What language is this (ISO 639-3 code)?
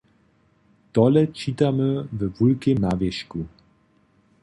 hsb